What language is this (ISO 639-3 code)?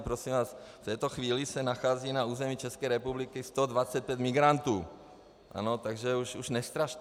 ces